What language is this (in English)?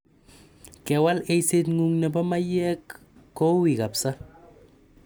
Kalenjin